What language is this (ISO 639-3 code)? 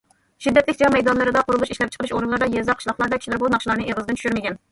uig